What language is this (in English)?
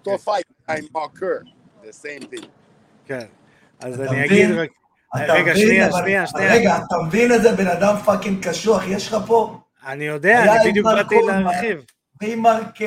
Hebrew